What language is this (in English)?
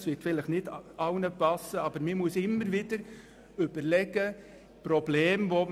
Swiss German